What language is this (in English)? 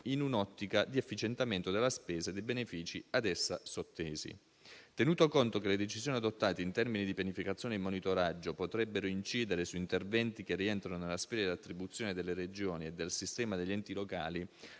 Italian